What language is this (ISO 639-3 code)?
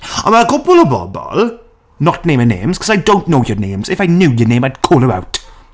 cym